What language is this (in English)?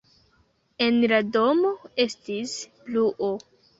Esperanto